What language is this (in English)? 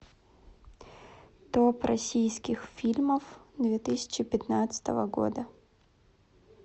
Russian